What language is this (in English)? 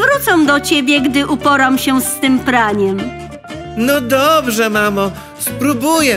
Polish